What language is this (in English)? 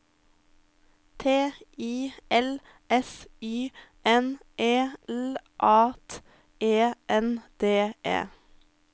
Norwegian